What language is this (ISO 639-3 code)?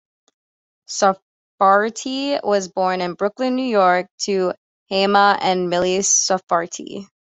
eng